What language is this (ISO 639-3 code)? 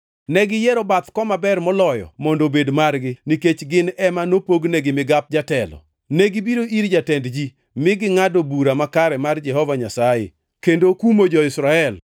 luo